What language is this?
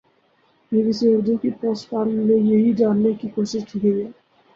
Urdu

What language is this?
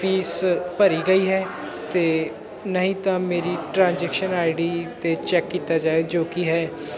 Punjabi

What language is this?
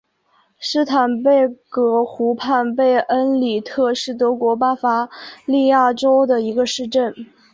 Chinese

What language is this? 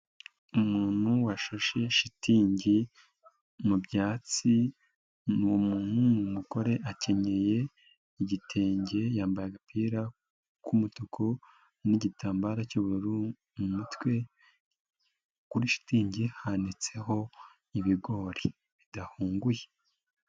Kinyarwanda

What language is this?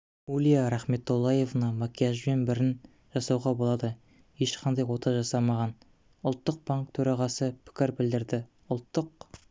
Kazakh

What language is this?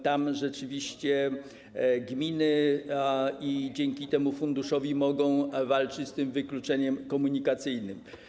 Polish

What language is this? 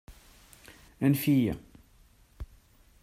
Kabyle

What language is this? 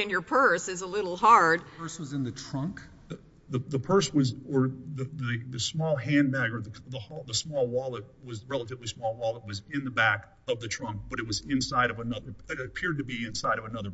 English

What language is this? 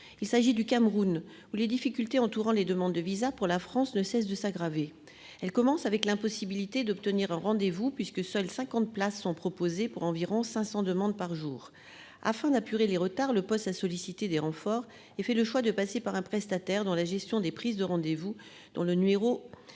French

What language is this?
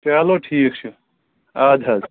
Kashmiri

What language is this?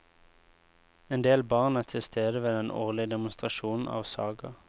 Norwegian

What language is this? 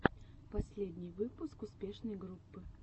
Russian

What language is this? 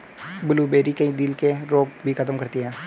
Hindi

